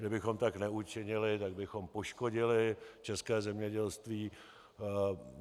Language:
Czech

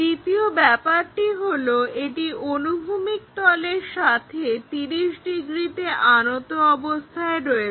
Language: Bangla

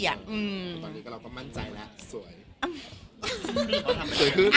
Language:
Thai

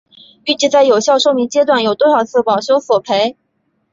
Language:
Chinese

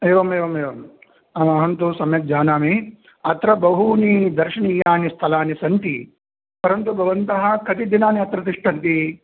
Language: Sanskrit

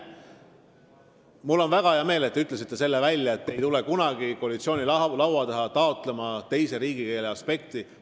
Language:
Estonian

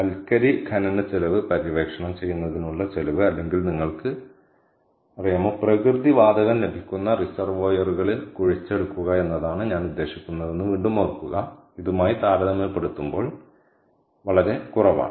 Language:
Malayalam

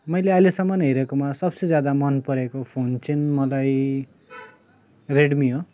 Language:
Nepali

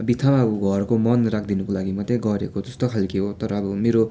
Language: Nepali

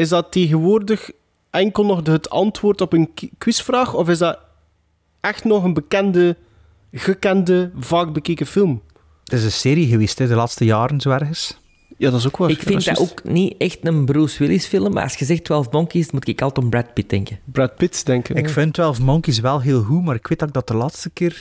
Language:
Dutch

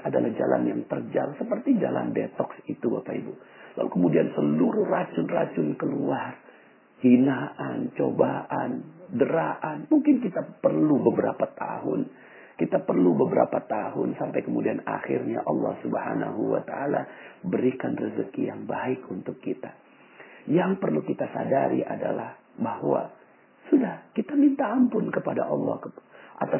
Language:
Indonesian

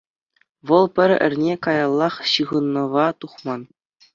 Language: Chuvash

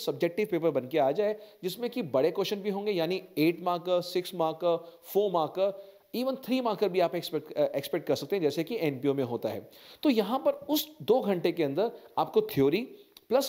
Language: Hindi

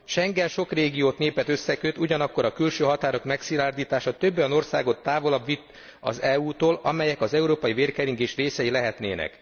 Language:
Hungarian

